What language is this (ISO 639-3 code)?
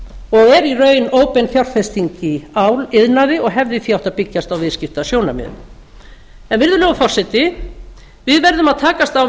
isl